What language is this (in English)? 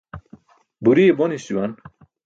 Burushaski